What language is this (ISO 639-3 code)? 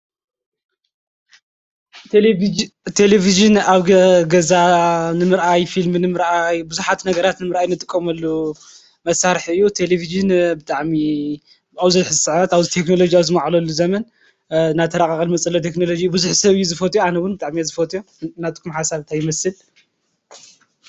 tir